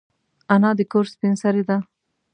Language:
Pashto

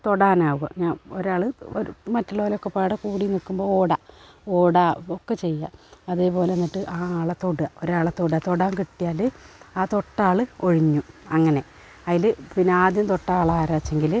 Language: Malayalam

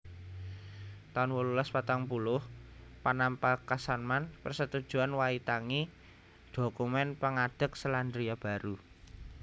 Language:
Javanese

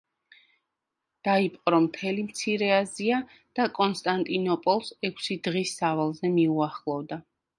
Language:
Georgian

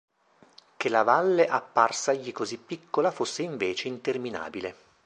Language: Italian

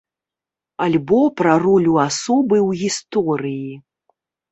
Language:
Belarusian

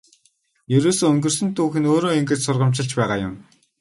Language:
Mongolian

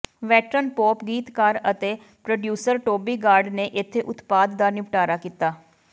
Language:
Punjabi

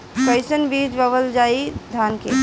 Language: Bhojpuri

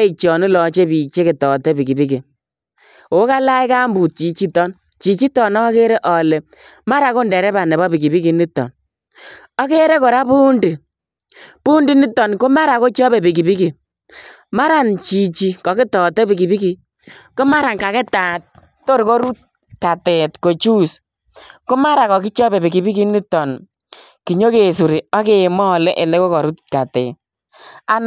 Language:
Kalenjin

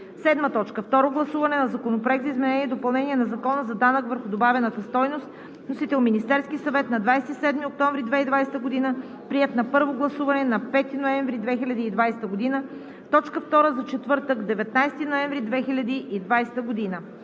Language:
Bulgarian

